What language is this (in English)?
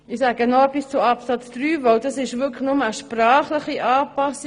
Swiss German